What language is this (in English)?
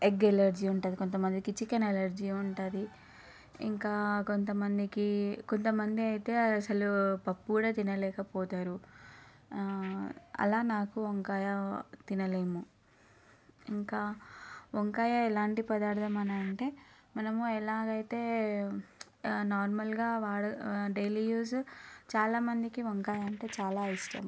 Telugu